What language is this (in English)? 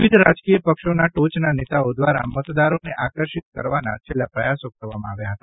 Gujarati